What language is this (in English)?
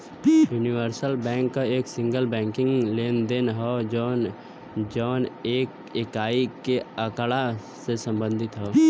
Bhojpuri